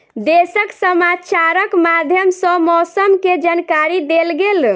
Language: Maithili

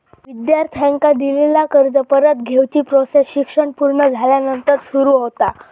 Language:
Marathi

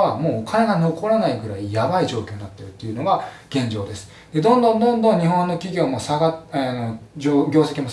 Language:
Japanese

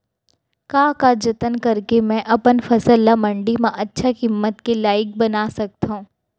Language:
Chhattisgarhi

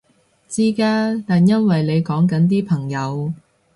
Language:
Cantonese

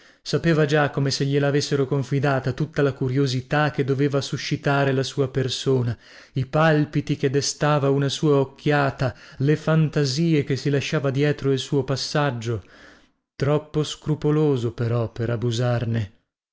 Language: Italian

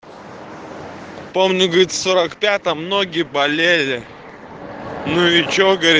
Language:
Russian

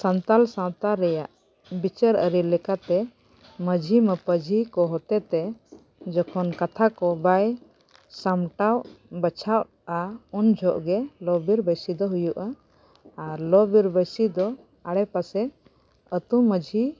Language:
Santali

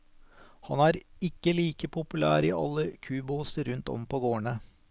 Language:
Norwegian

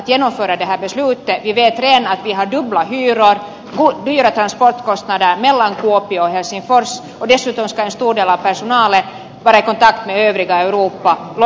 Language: Finnish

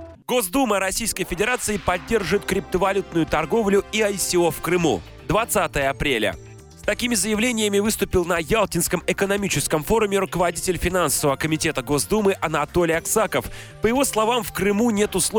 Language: Russian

